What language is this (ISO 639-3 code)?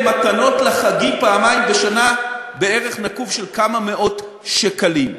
heb